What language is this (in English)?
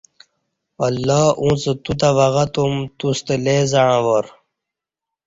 Kati